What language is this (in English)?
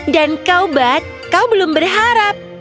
Indonesian